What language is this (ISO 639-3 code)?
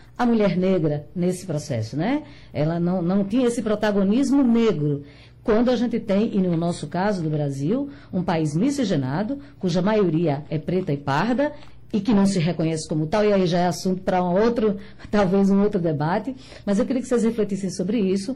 por